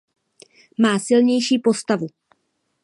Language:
Czech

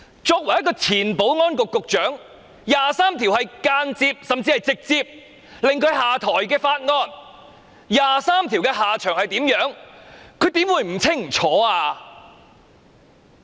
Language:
Cantonese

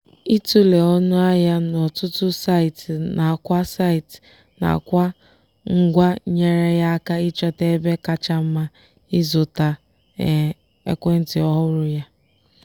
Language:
Igbo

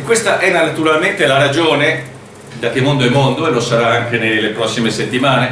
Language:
Italian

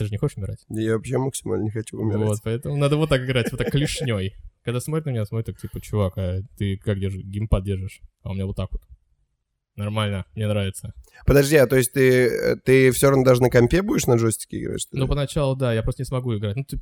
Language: Russian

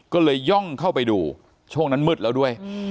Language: Thai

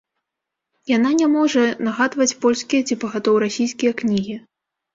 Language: Belarusian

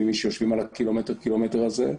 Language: Hebrew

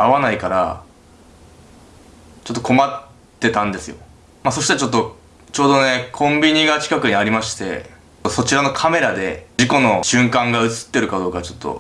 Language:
Japanese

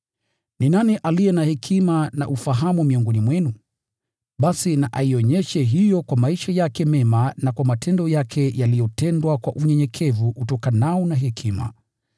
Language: Swahili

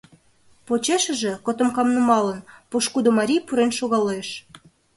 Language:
Mari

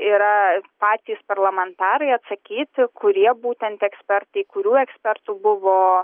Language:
Lithuanian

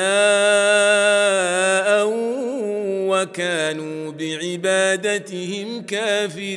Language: Arabic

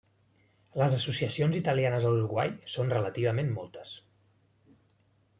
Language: Catalan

